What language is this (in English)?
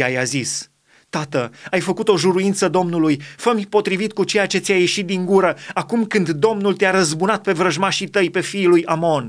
Romanian